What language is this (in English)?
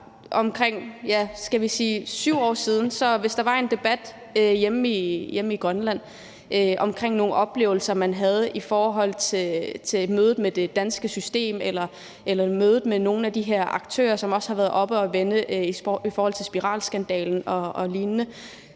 Danish